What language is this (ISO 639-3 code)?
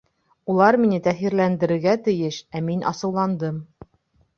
bak